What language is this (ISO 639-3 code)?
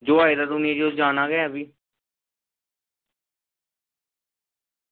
doi